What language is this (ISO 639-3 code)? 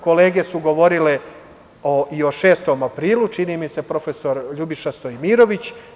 srp